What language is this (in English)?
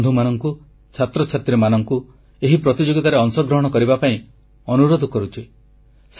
Odia